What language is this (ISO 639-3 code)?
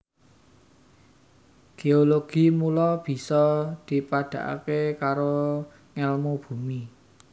jav